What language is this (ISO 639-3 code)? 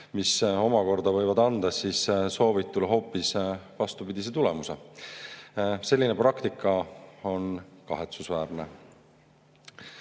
est